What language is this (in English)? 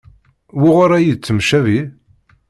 Kabyle